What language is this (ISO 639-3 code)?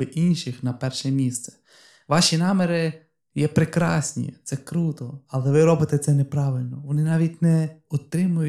ukr